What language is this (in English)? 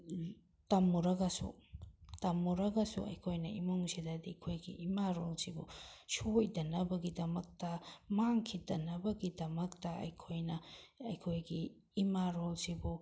Manipuri